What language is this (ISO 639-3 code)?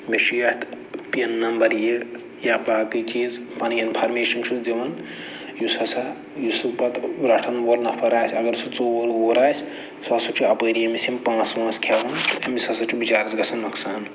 kas